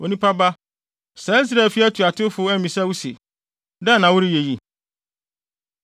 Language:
Akan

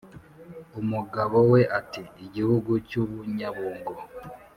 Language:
Kinyarwanda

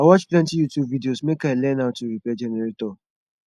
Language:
Nigerian Pidgin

